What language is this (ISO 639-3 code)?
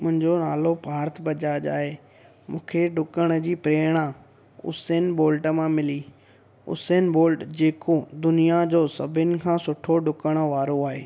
snd